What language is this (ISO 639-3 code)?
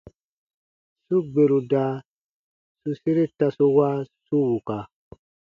bba